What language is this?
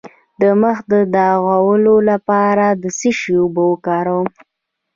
Pashto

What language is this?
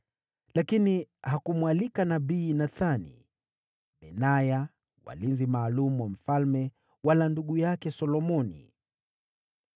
Swahili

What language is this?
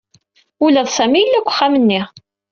Kabyle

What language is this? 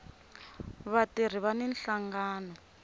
Tsonga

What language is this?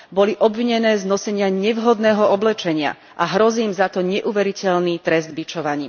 Slovak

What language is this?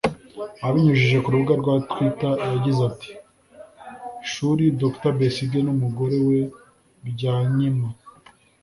Kinyarwanda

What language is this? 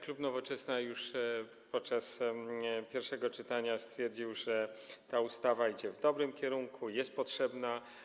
Polish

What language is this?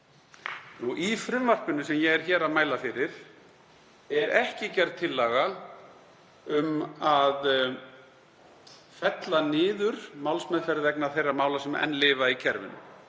Icelandic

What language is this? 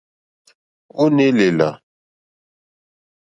Mokpwe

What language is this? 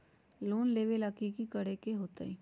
Magahi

